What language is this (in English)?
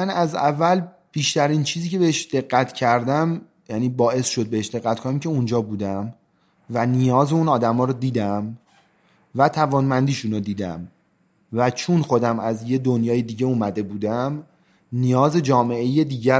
Persian